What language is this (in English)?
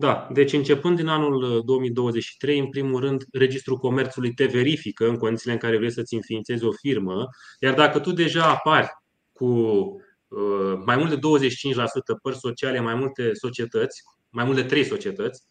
Romanian